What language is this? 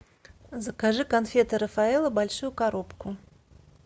Russian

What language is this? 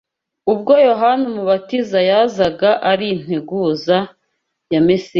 Kinyarwanda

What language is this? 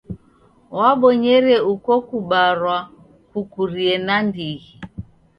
Taita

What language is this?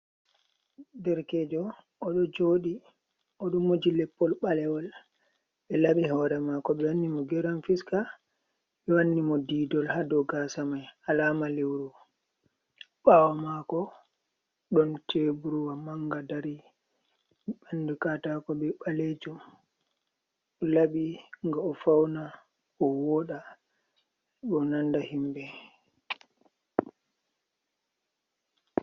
Fula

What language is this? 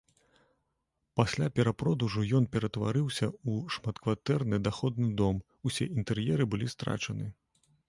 Belarusian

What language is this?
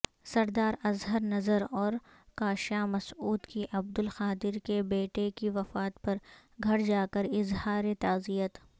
Urdu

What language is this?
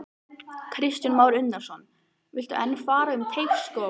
Icelandic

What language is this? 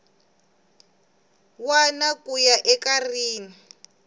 Tsonga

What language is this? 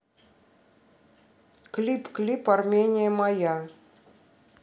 Russian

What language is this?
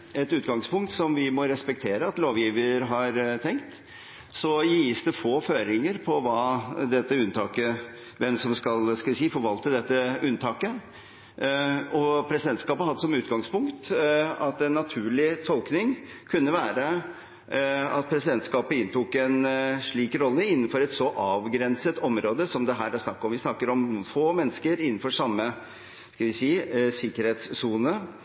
Norwegian Bokmål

